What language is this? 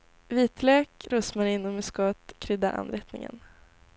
Swedish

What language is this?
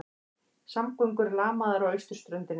Icelandic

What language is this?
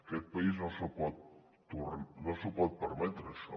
Catalan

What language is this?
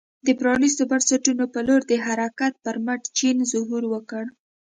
Pashto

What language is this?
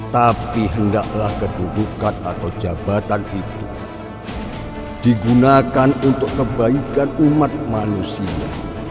Indonesian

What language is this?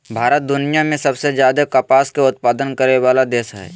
Magahi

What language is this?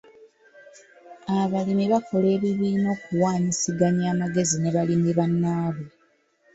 Ganda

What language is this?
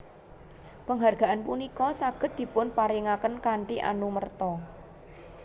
Javanese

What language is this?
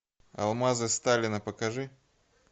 Russian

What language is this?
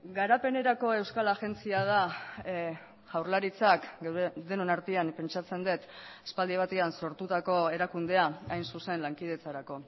Basque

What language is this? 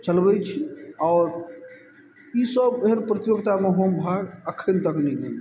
Maithili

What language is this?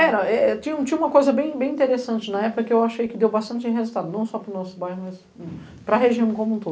Portuguese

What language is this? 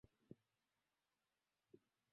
Swahili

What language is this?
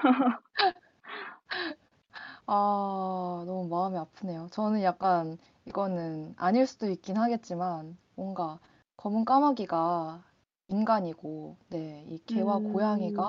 Korean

